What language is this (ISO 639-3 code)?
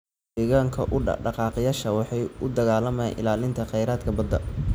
som